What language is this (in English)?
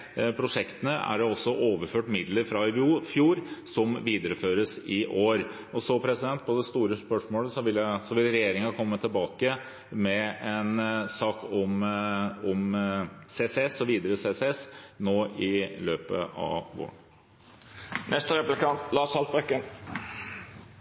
Norwegian Bokmål